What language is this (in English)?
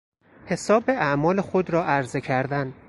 Persian